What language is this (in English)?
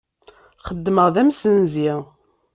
Kabyle